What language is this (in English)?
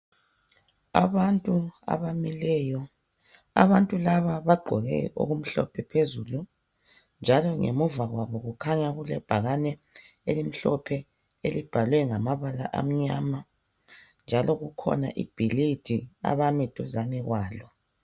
North Ndebele